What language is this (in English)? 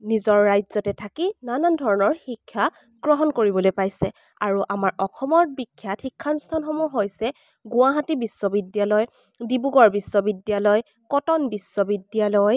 Assamese